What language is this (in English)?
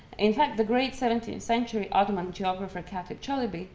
English